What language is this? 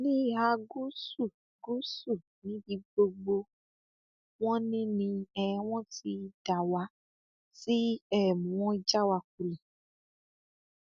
Yoruba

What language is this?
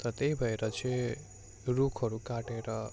Nepali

